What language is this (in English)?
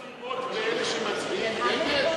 Hebrew